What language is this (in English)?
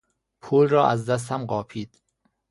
Persian